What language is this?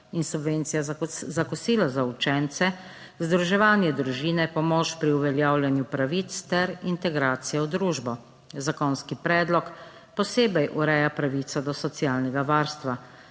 Slovenian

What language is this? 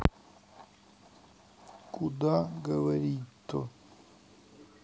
Russian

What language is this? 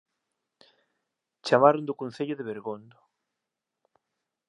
Galician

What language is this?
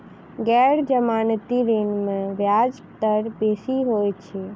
Maithili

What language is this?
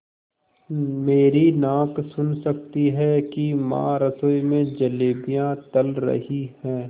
Hindi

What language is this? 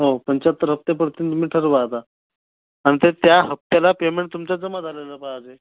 Marathi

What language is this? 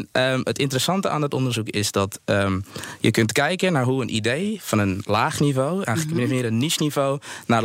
Dutch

